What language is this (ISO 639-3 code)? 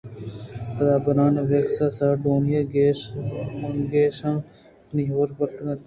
bgp